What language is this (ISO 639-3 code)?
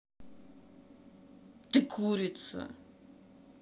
rus